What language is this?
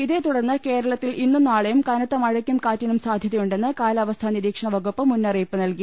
Malayalam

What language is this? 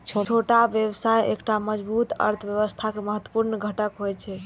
Maithili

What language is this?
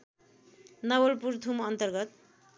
Nepali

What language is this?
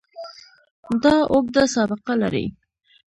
Pashto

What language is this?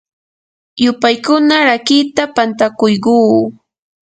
Yanahuanca Pasco Quechua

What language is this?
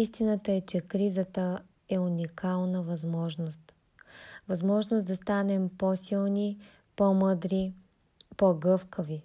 Bulgarian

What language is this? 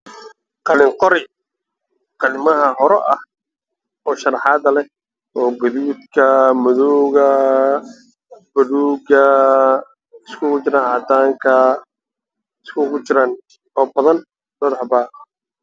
Somali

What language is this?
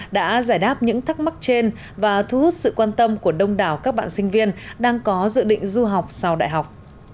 Vietnamese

